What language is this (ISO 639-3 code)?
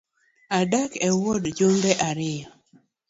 luo